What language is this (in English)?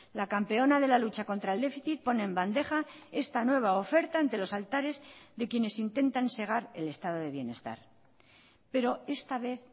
Spanish